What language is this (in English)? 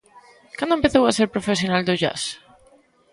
Galician